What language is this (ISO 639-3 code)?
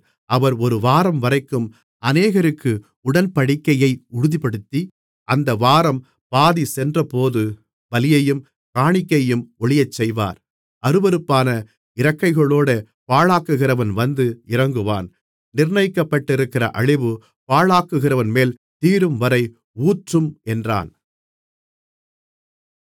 tam